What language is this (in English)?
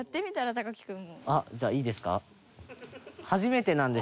Japanese